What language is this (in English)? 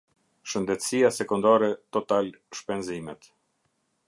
Albanian